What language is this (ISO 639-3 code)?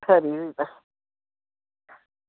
doi